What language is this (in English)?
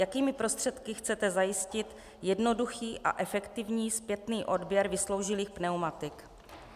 Czech